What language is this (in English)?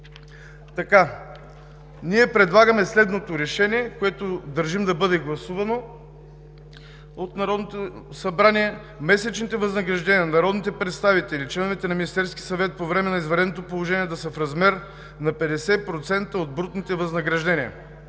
Bulgarian